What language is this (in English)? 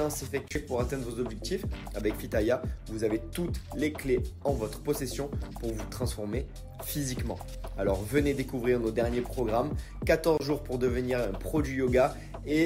French